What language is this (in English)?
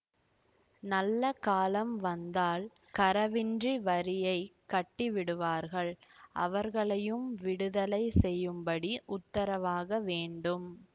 Tamil